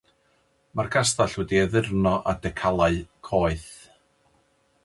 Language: Welsh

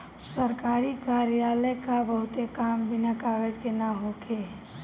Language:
Bhojpuri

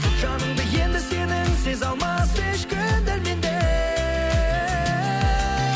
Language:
Kazakh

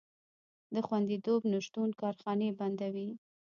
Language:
Pashto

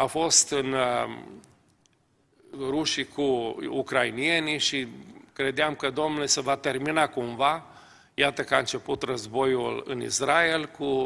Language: Romanian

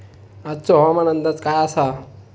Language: Marathi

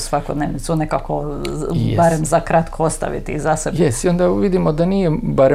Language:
Croatian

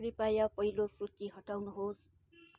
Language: Nepali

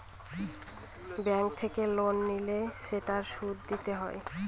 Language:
Bangla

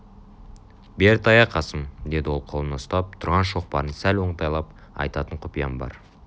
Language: Kazakh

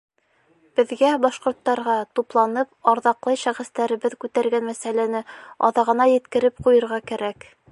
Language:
Bashkir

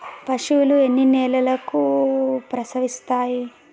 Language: Telugu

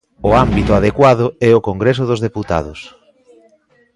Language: Galician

